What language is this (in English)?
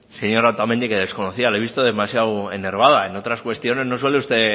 Spanish